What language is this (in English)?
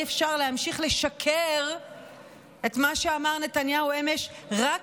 Hebrew